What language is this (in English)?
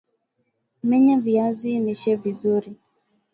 Swahili